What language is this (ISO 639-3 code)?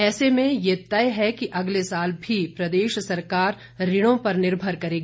hin